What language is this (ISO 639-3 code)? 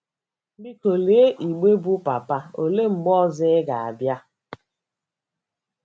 ibo